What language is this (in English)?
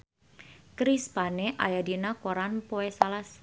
Sundanese